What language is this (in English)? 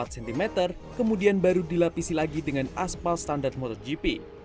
Indonesian